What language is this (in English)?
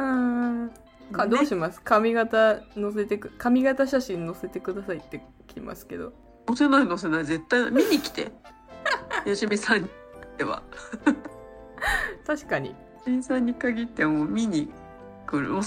Japanese